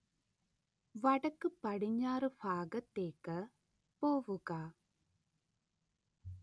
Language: Malayalam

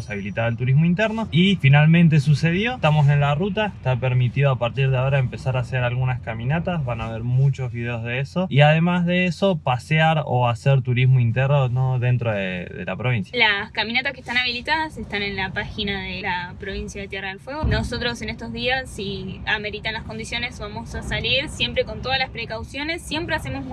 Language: Spanish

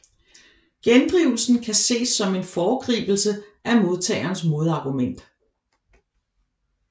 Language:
Danish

